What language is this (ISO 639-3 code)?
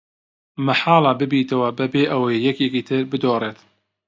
ckb